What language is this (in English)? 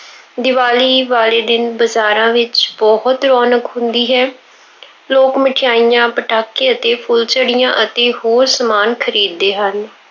Punjabi